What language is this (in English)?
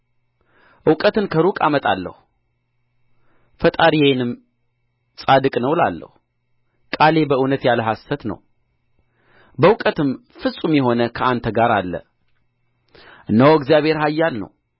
Amharic